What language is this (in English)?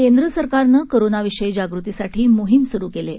Marathi